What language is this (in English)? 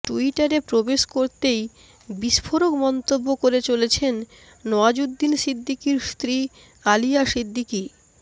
Bangla